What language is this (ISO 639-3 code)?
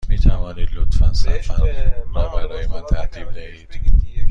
fas